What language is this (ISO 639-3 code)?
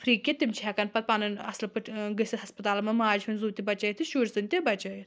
kas